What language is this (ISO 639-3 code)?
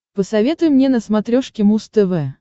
rus